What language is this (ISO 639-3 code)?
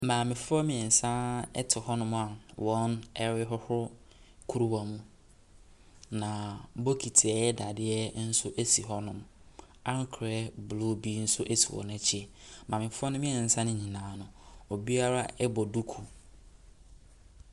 aka